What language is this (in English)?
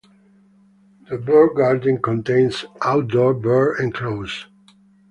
English